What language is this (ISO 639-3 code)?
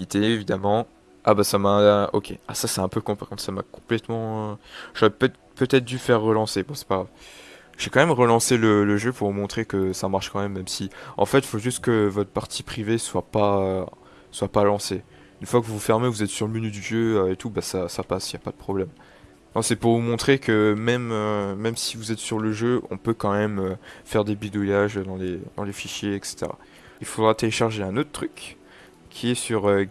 fra